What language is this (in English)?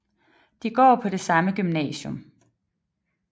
Danish